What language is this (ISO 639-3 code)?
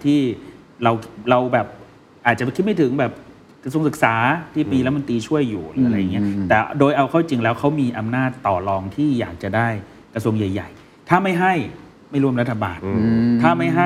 tha